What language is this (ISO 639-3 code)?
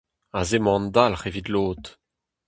bre